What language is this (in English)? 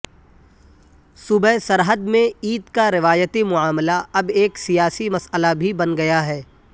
Urdu